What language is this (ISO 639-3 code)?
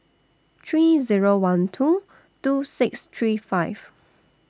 eng